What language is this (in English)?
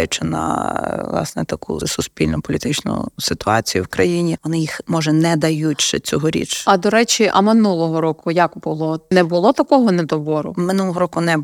Ukrainian